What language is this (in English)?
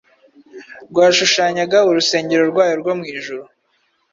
Kinyarwanda